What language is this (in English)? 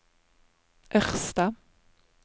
Norwegian